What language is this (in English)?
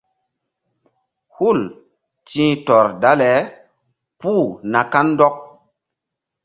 Mbum